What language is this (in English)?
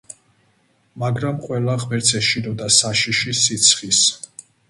Georgian